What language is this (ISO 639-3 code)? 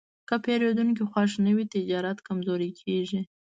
pus